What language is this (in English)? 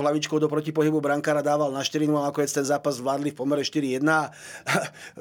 Slovak